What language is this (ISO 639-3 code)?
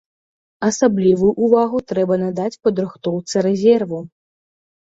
bel